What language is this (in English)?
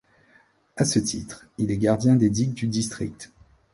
French